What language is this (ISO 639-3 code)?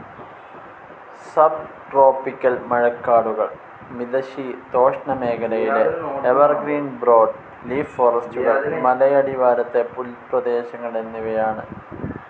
mal